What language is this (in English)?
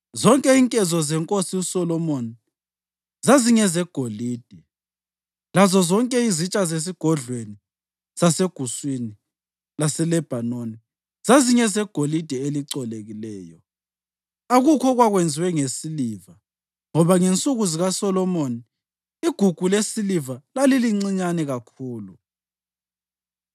North Ndebele